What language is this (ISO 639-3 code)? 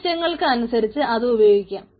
mal